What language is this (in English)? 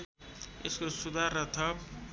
Nepali